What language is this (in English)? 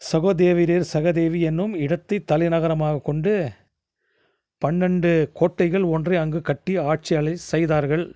Tamil